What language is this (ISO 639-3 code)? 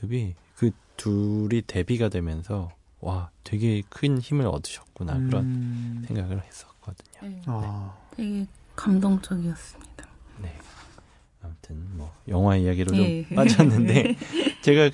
kor